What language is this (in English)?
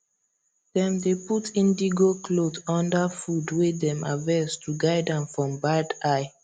Nigerian Pidgin